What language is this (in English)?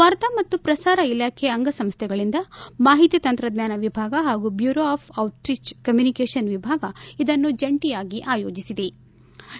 Kannada